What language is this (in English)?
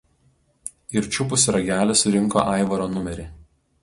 Lithuanian